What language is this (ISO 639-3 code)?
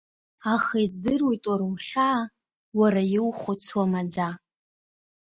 abk